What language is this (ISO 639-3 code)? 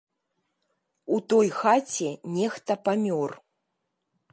bel